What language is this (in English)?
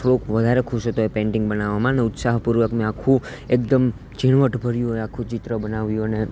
Gujarati